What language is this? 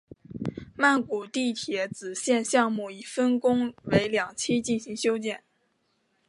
Chinese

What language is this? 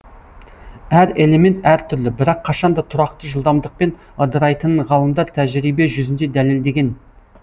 Kazakh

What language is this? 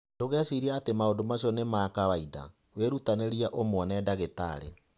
Kikuyu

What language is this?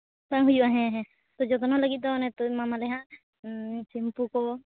Santali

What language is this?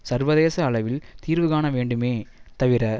Tamil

